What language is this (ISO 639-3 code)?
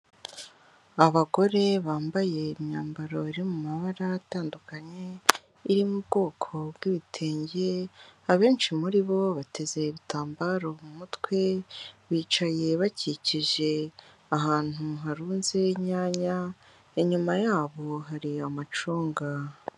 kin